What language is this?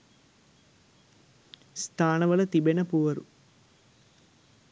Sinhala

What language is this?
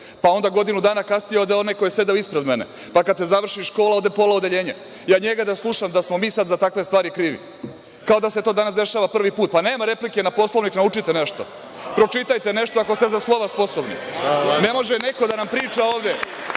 Serbian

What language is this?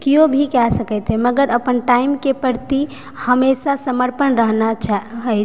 Maithili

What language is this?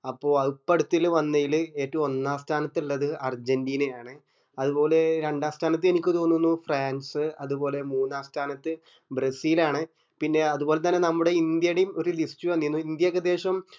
Malayalam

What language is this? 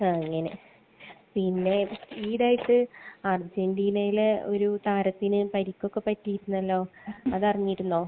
Malayalam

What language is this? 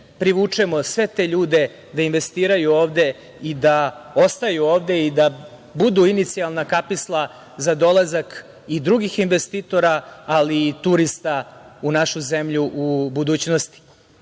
Serbian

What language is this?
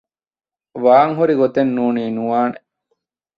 Divehi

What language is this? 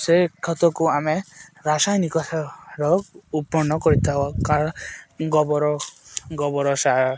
Odia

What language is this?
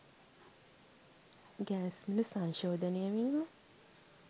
Sinhala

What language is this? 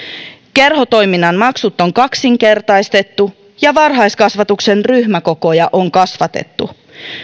Finnish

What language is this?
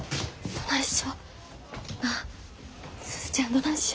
Japanese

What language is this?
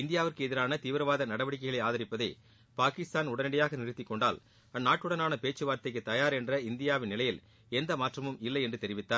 Tamil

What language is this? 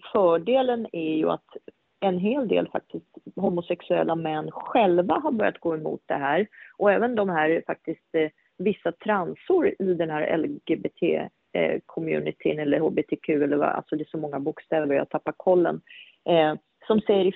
Swedish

